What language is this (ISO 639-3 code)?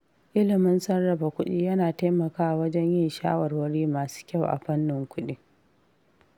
hau